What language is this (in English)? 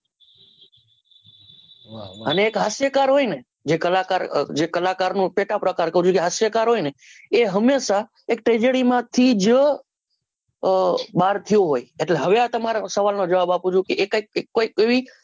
Gujarati